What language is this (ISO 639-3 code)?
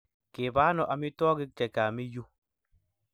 kln